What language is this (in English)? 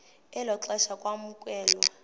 Xhosa